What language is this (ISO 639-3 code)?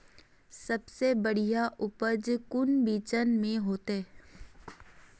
mag